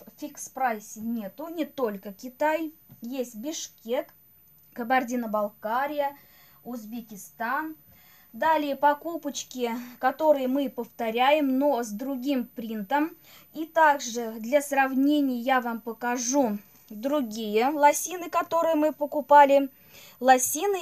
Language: Russian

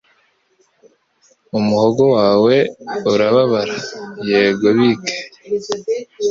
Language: Kinyarwanda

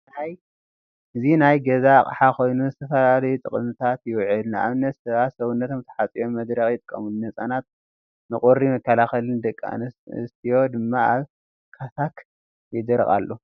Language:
Tigrinya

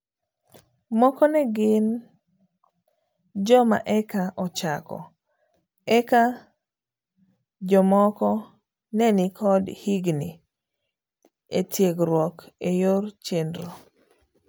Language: Luo (Kenya and Tanzania)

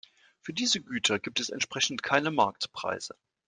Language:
German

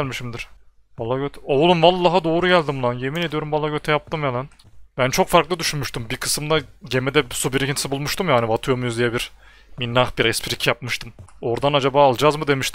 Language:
Turkish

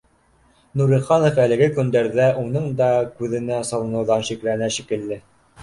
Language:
Bashkir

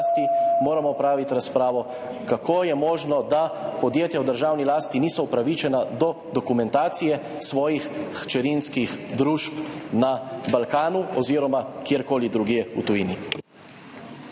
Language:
Slovenian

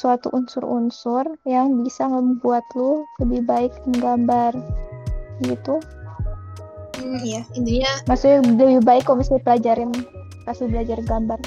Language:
Indonesian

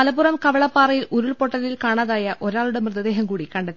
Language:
Malayalam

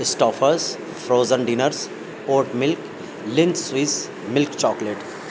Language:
Urdu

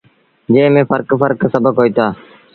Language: Sindhi Bhil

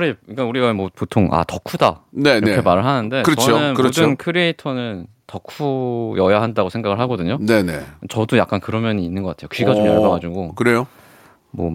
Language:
Korean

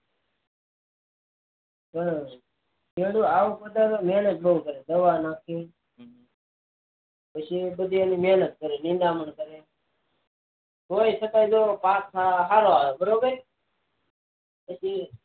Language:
Gujarati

